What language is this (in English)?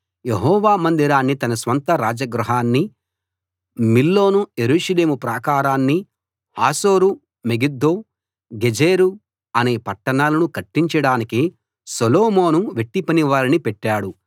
Telugu